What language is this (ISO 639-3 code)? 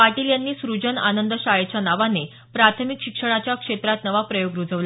mar